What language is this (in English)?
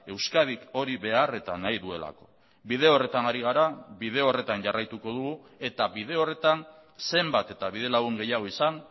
Basque